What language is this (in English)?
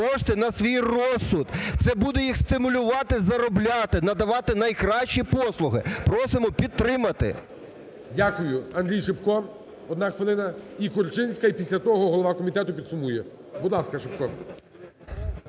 Ukrainian